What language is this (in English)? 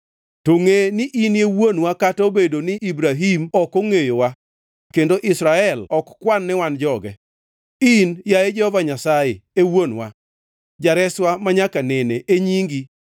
Luo (Kenya and Tanzania)